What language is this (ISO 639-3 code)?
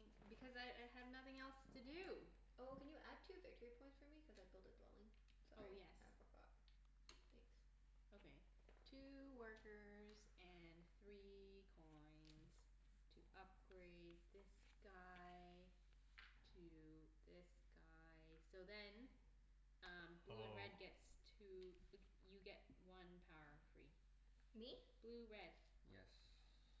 eng